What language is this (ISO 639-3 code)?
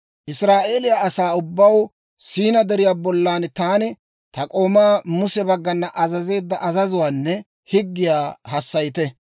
dwr